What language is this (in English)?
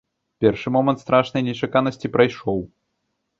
Belarusian